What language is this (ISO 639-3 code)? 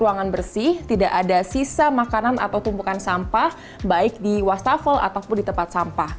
ind